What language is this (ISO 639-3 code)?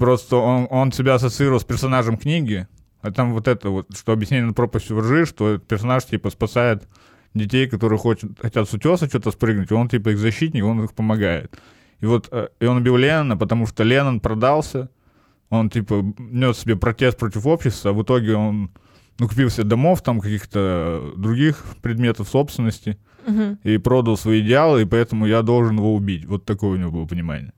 rus